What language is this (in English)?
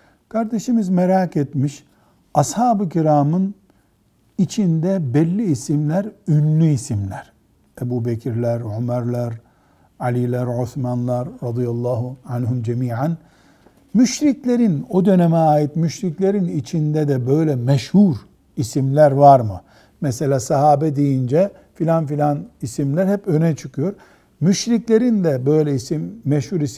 Turkish